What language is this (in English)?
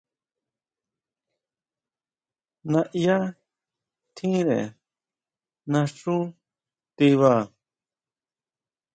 Huautla Mazatec